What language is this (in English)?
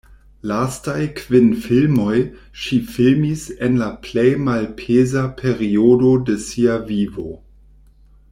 Esperanto